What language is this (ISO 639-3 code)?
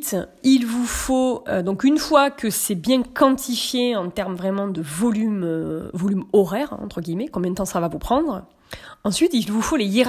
fra